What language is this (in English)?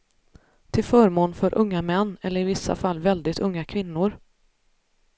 Swedish